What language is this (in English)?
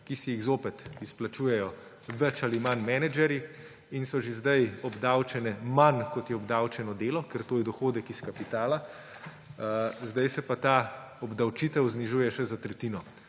Slovenian